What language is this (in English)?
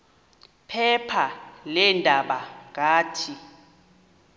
Xhosa